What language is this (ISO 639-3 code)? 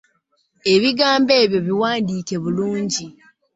lug